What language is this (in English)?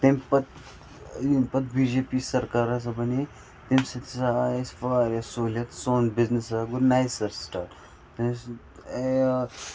Kashmiri